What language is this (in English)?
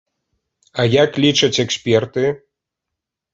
Belarusian